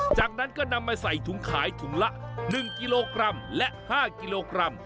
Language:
Thai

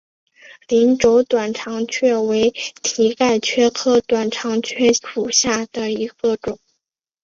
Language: Chinese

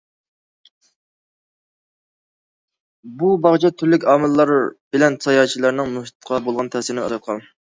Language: Uyghur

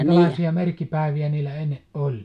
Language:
Finnish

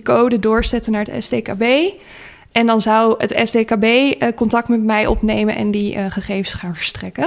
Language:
Dutch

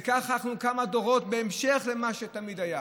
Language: Hebrew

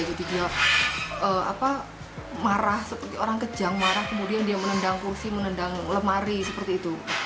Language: Indonesian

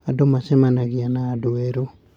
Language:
Kikuyu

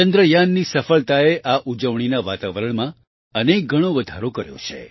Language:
Gujarati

